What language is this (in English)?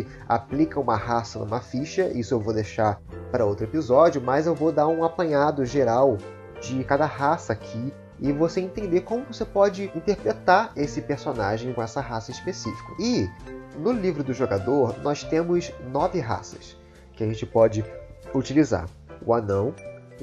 Portuguese